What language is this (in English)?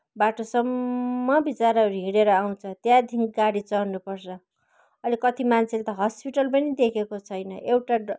Nepali